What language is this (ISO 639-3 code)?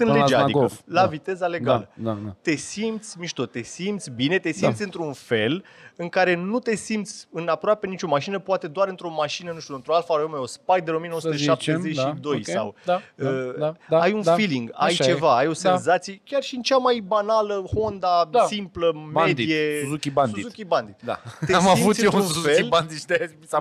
ron